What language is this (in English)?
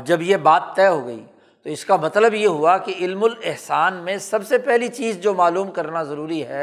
Urdu